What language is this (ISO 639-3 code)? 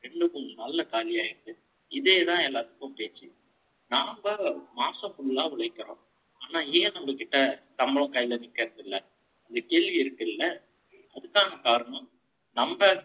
tam